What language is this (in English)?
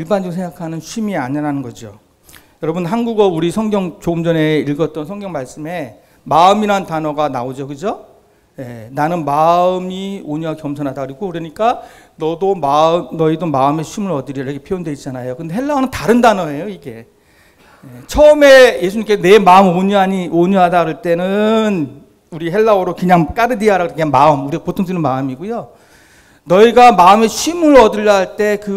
Korean